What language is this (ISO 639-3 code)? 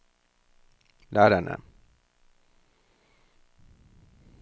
nor